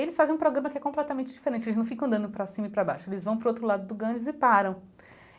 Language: Portuguese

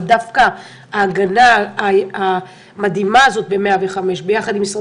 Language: Hebrew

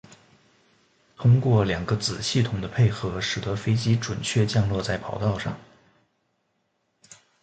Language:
Chinese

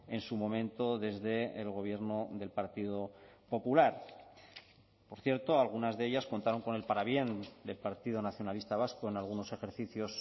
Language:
Spanish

